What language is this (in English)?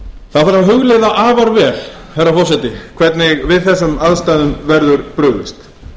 Icelandic